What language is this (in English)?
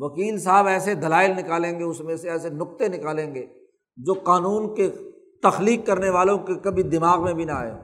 Urdu